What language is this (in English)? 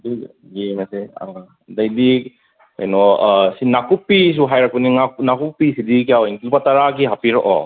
Manipuri